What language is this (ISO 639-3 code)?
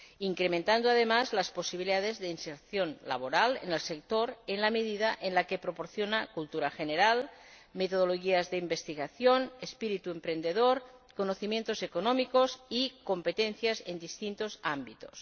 spa